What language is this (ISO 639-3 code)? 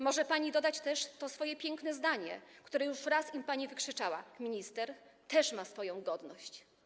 pol